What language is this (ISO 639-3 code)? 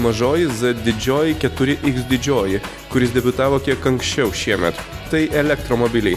lit